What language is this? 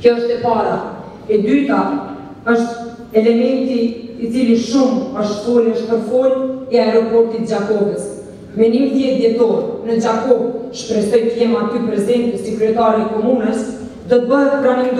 Lithuanian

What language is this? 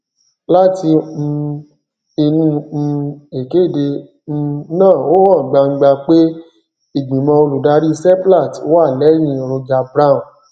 Yoruba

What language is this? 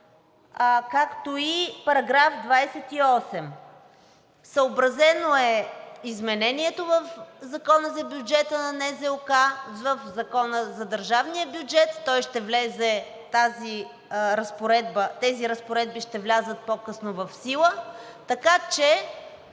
Bulgarian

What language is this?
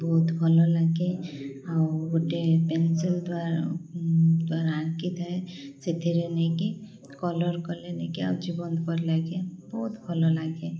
Odia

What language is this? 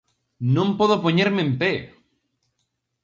Galician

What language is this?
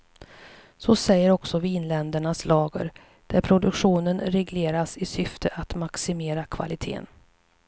Swedish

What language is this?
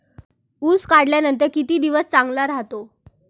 Marathi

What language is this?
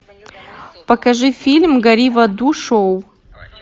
Russian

